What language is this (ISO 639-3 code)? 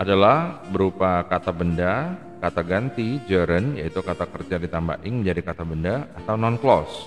ind